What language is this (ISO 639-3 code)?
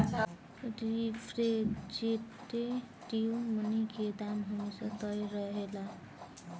bho